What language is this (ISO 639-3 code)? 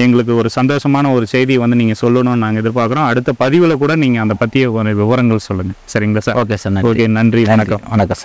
kor